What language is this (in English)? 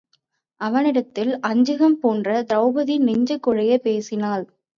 Tamil